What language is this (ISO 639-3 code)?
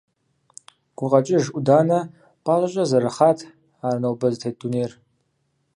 kbd